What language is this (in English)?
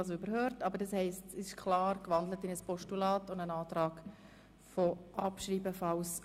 Swiss German